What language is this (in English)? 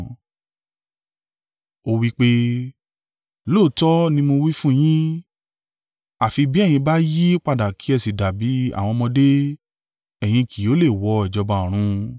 Yoruba